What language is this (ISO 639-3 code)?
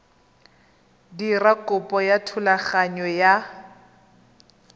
tsn